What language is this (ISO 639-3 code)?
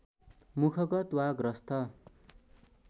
nep